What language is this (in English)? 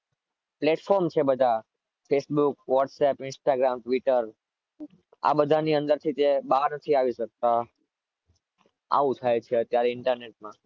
Gujarati